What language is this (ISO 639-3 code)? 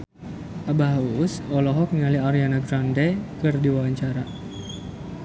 sun